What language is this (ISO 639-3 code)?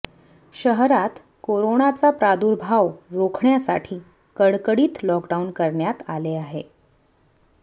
mar